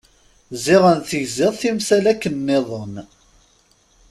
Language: Kabyle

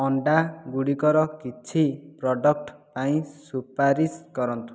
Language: Odia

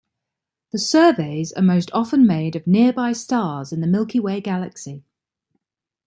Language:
English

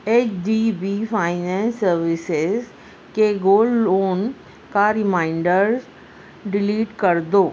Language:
Urdu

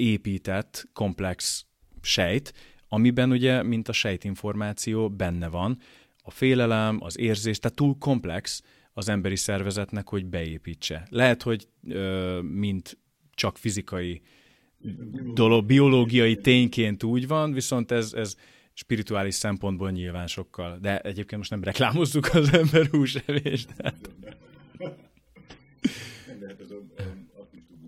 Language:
Hungarian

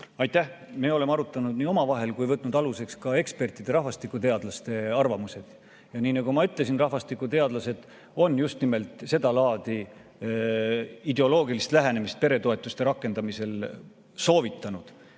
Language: Estonian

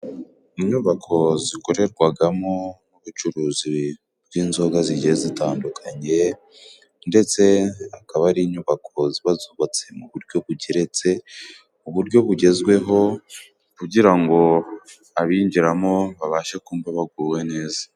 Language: Kinyarwanda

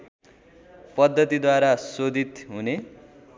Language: Nepali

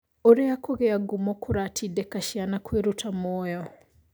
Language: Kikuyu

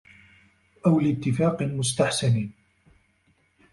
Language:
Arabic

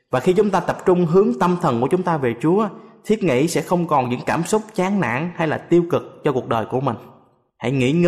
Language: Vietnamese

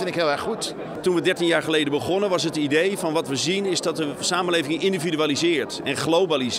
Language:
Dutch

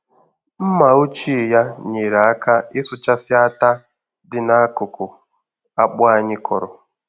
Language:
Igbo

